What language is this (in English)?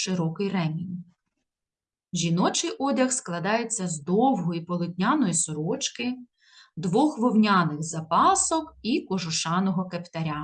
Ukrainian